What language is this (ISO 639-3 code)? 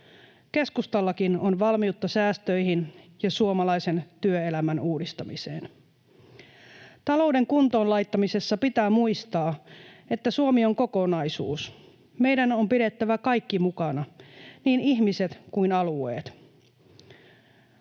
fin